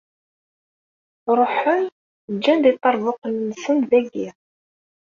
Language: Kabyle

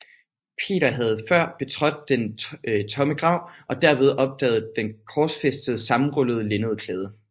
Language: Danish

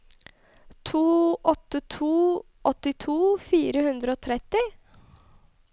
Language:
Norwegian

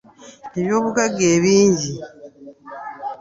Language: Ganda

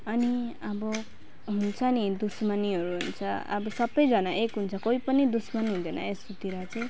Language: Nepali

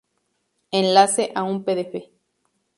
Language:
Spanish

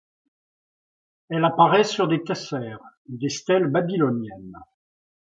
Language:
French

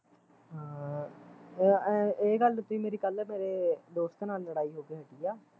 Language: Punjabi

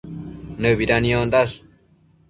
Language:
Matsés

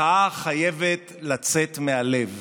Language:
Hebrew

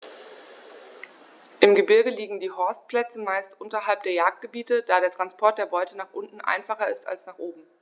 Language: German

